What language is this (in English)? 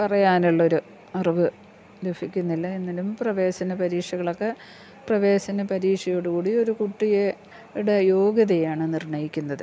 Malayalam